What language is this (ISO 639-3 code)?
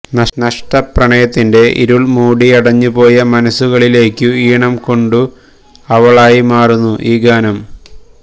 mal